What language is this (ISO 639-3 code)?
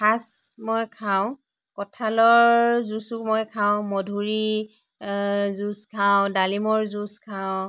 asm